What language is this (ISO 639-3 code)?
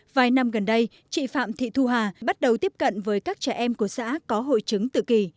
vie